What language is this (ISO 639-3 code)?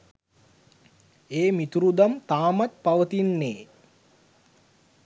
sin